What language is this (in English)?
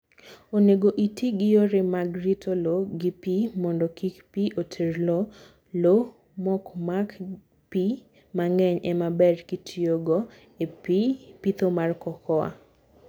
Luo (Kenya and Tanzania)